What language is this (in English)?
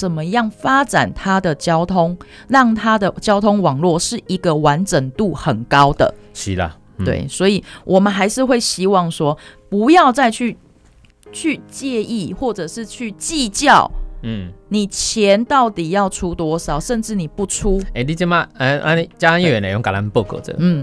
Chinese